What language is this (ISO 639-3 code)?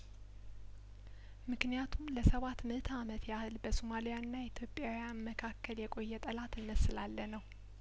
amh